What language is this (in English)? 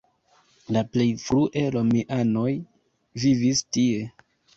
Esperanto